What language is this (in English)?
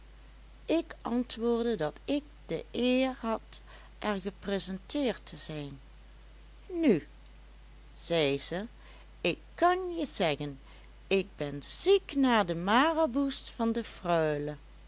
Dutch